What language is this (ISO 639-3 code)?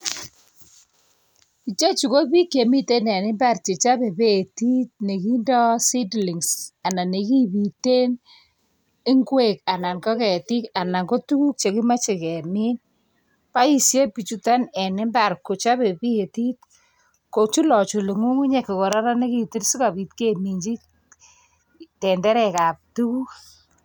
kln